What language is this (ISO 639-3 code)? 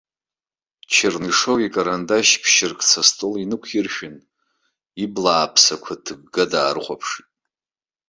abk